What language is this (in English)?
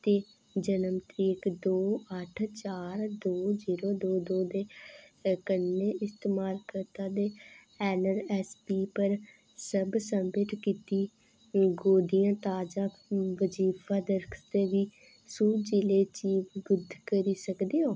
Dogri